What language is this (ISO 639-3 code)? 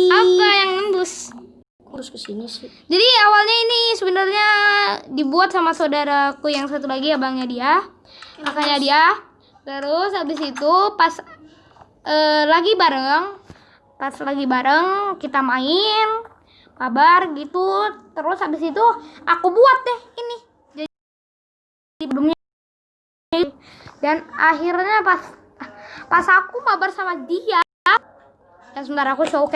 ind